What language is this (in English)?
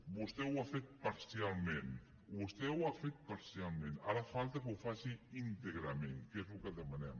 Catalan